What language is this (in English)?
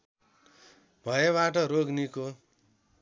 Nepali